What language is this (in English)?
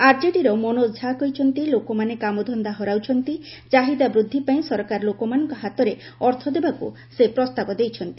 Odia